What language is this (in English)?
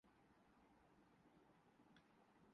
Urdu